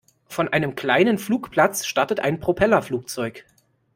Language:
German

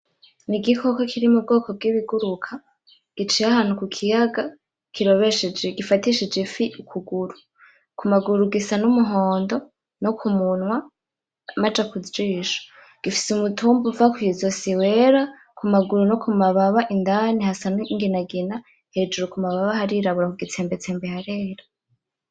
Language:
Rundi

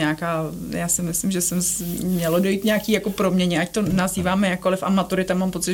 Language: Czech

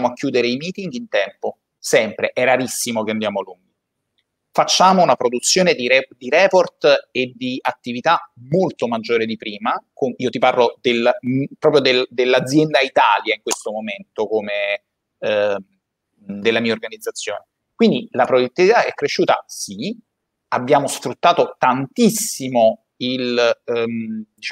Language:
Italian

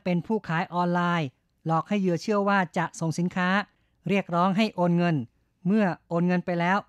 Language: Thai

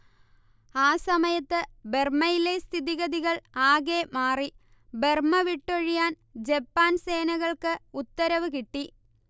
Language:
Malayalam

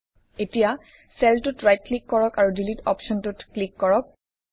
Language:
Assamese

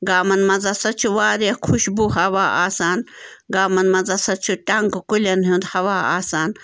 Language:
Kashmiri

